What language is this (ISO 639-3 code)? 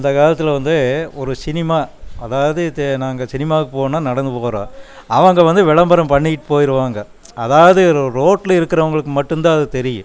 tam